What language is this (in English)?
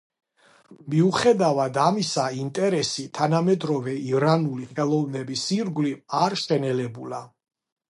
Georgian